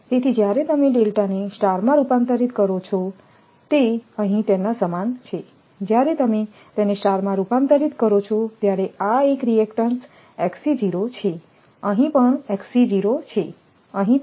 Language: Gujarati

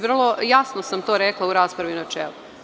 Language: Serbian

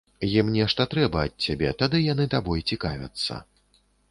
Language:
Belarusian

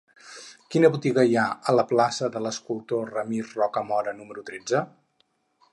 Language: Catalan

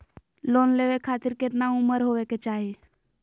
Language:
Magahi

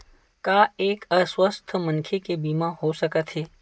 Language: Chhattisgarhi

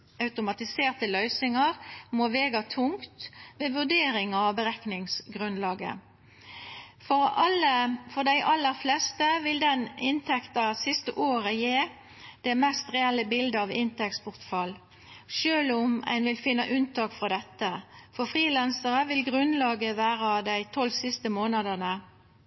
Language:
Norwegian Nynorsk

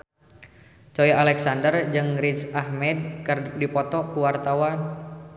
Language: Sundanese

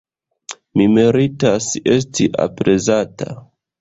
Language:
Esperanto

